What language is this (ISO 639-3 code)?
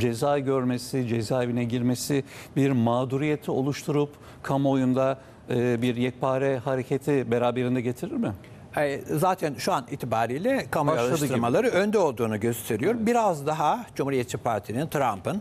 tur